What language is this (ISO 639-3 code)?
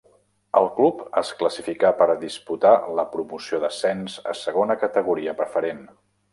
cat